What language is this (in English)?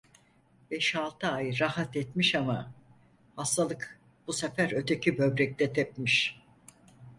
Turkish